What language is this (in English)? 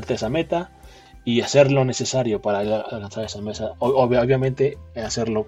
Spanish